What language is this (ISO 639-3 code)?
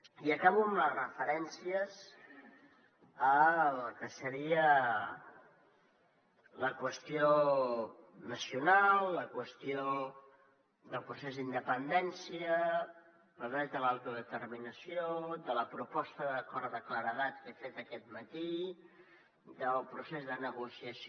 cat